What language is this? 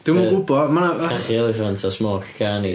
Welsh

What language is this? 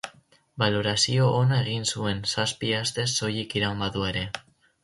Basque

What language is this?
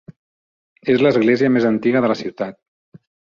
Catalan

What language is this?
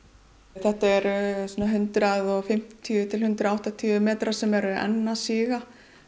Icelandic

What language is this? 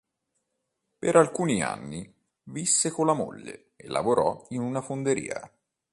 Italian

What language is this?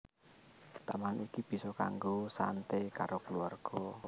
Javanese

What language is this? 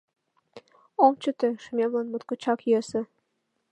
Mari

